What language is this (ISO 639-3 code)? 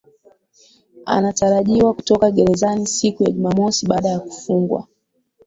swa